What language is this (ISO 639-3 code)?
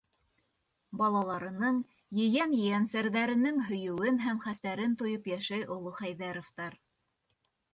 bak